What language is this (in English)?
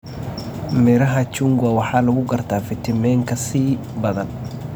Somali